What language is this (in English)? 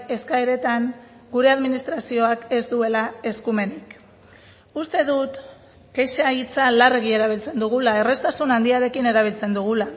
Basque